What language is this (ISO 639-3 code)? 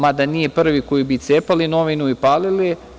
srp